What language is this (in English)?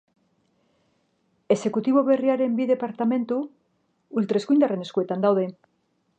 Basque